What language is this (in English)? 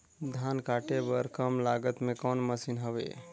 Chhattisgarhi